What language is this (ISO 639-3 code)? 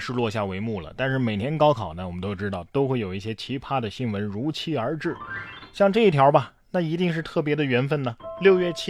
zho